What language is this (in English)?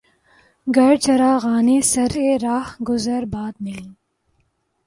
Urdu